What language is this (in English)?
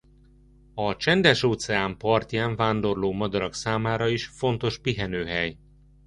Hungarian